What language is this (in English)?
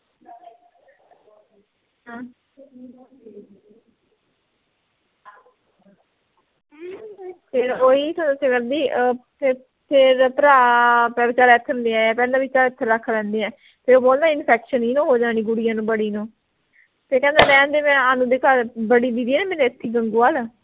Punjabi